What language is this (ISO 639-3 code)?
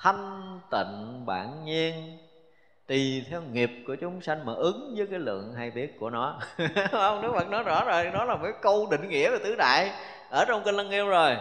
vie